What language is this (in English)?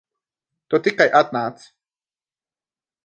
Latvian